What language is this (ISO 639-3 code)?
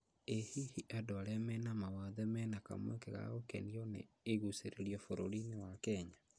kik